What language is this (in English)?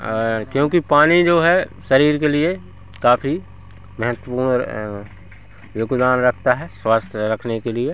Hindi